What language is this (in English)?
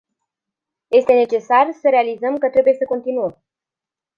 Romanian